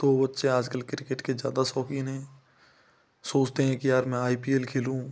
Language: Hindi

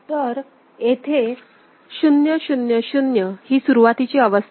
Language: Marathi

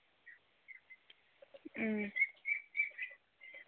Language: Santali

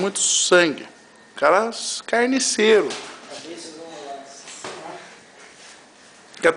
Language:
Portuguese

